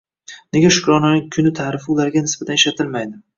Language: Uzbek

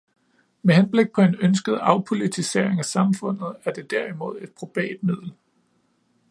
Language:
Danish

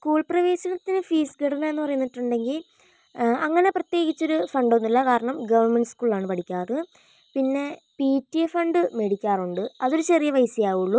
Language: Malayalam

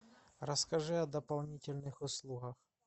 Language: Russian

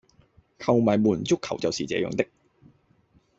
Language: Cantonese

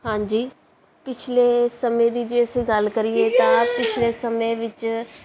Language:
Punjabi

